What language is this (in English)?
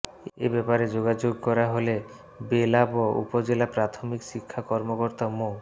Bangla